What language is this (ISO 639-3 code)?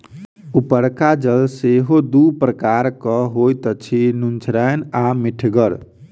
mai